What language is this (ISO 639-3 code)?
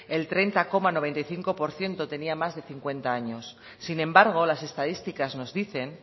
spa